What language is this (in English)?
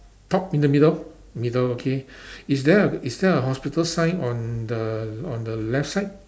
English